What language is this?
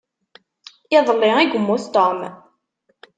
Kabyle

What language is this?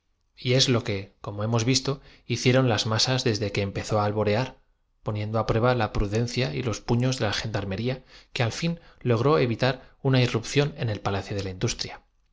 Spanish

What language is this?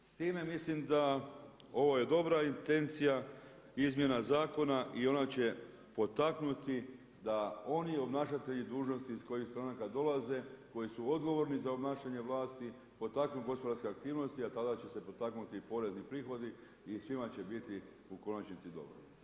Croatian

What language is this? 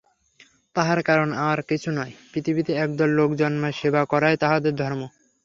Bangla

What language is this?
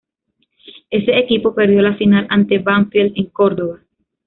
Spanish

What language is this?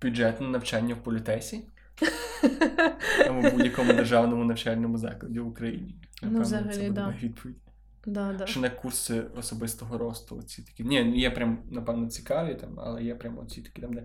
Ukrainian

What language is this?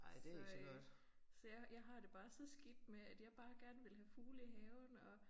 Danish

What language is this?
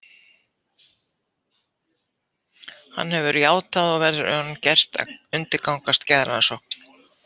Icelandic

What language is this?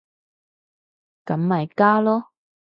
Cantonese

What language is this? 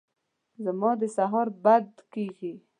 Pashto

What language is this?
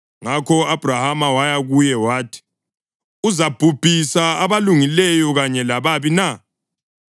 North Ndebele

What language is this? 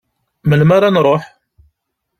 Kabyle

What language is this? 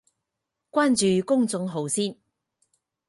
Cantonese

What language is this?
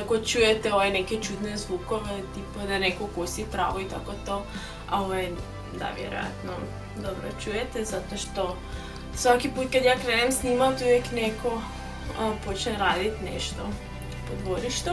Romanian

